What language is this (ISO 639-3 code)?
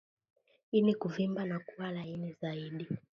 swa